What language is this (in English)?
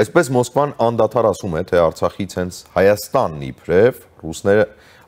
Romanian